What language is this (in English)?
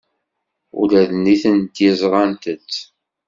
Kabyle